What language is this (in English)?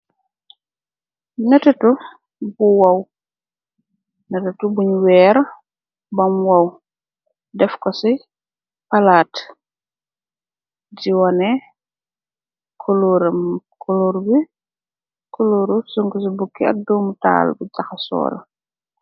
Wolof